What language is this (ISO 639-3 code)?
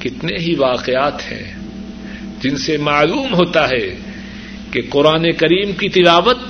urd